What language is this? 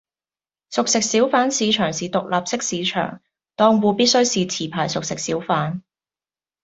Cantonese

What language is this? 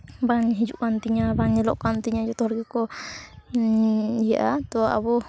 Santali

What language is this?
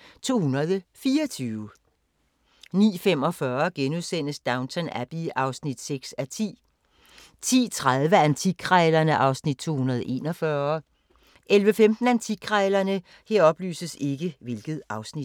Danish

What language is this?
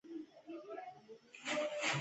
Pashto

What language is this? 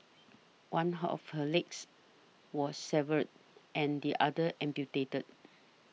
English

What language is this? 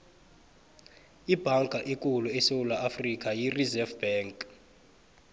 South Ndebele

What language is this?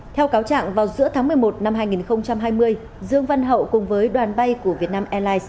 Vietnamese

